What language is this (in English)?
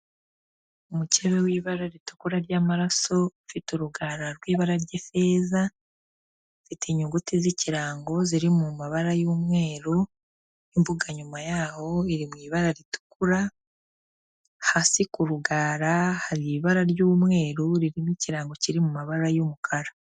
Kinyarwanda